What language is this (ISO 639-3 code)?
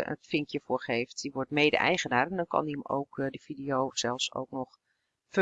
nld